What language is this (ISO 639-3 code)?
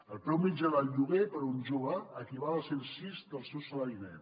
cat